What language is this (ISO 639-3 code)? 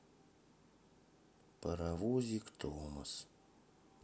rus